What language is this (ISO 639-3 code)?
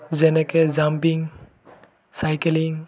asm